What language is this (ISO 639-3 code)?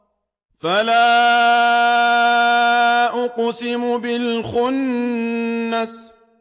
ara